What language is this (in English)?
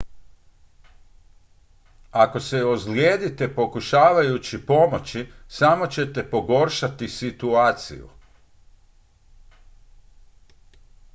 Croatian